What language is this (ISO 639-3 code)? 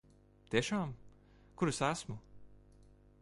lav